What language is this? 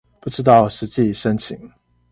Chinese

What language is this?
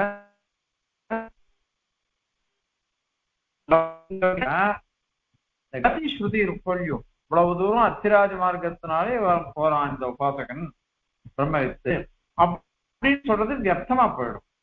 Tamil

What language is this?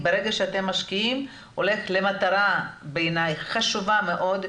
Hebrew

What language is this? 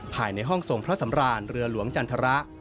Thai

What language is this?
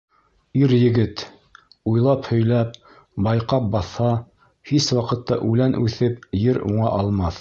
Bashkir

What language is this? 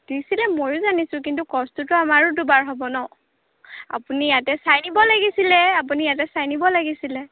Assamese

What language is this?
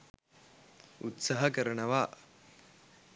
Sinhala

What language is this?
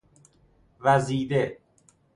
Persian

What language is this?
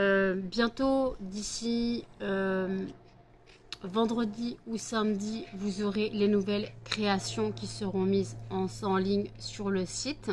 French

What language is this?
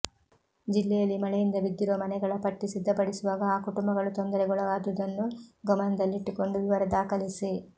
Kannada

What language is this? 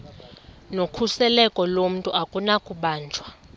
Xhosa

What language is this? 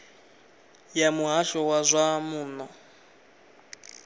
Venda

